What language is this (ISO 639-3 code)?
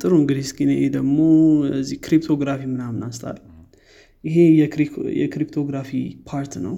amh